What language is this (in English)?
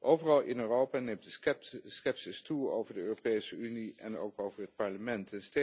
Dutch